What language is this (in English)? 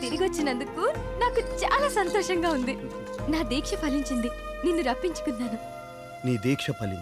Telugu